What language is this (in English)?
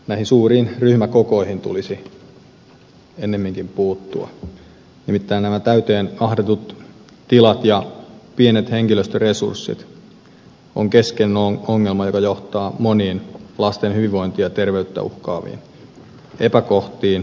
Finnish